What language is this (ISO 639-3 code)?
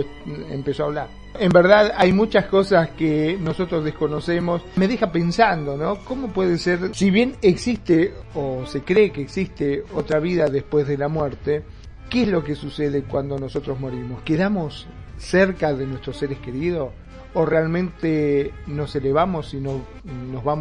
spa